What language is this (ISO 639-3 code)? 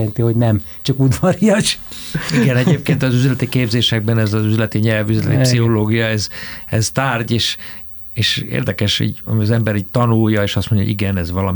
hun